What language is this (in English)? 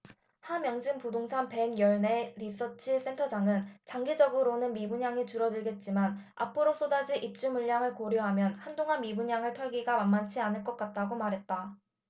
Korean